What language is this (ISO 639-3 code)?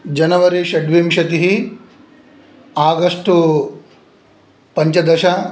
san